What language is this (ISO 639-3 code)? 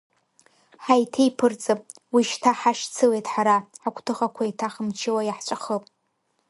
abk